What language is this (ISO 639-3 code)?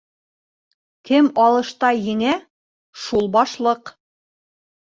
bak